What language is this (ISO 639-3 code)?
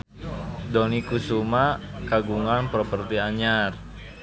sun